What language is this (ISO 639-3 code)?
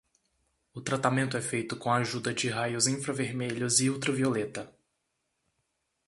por